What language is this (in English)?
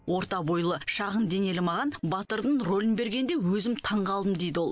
Kazakh